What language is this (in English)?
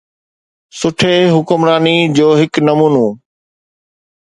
Sindhi